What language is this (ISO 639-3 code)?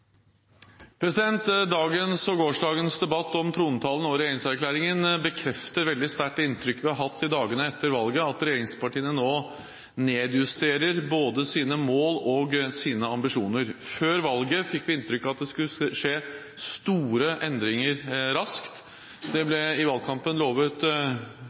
nob